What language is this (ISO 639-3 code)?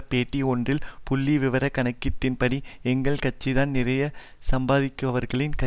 tam